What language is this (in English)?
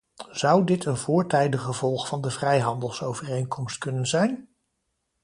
Dutch